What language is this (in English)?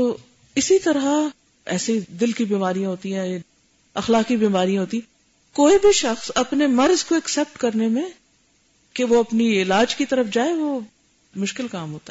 Urdu